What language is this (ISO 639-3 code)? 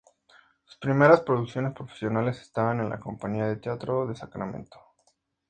spa